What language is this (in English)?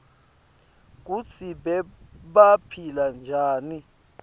Swati